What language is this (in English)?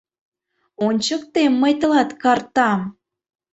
Mari